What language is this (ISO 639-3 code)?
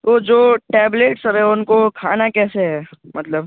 urd